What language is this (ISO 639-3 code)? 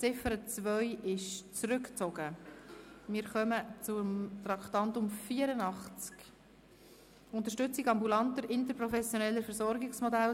gsw